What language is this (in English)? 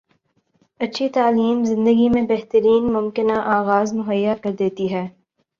Urdu